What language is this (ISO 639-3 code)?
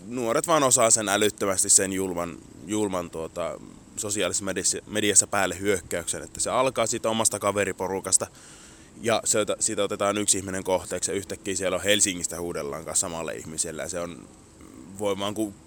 fin